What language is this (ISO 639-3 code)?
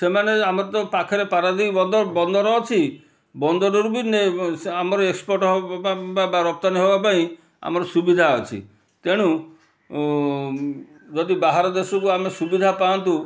ori